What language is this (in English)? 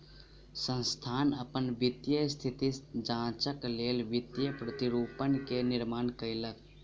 Maithili